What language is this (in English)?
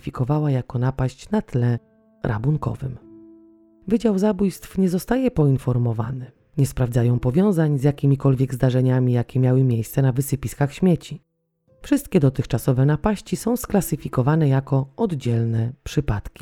Polish